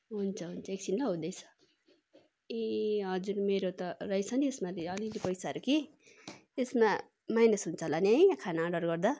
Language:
Nepali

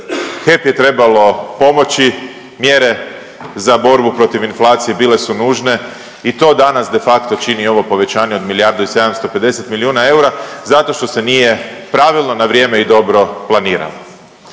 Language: Croatian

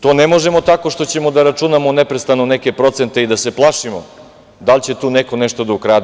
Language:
Serbian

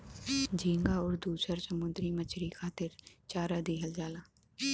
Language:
Bhojpuri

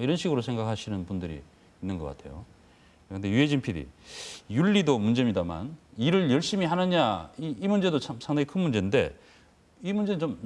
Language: Korean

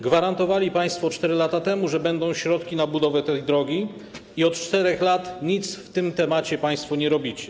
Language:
Polish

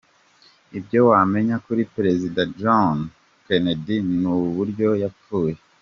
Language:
Kinyarwanda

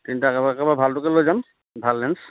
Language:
Assamese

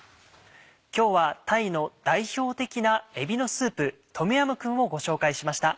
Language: Japanese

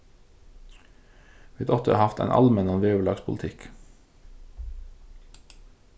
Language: Faroese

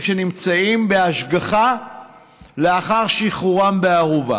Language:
Hebrew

